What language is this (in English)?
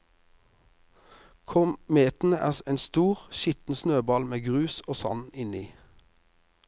Norwegian